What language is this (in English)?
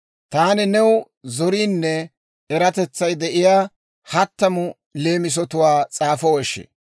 Dawro